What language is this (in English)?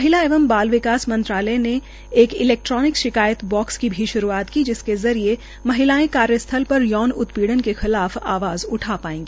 Hindi